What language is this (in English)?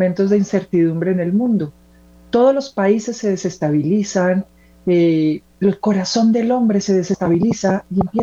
Spanish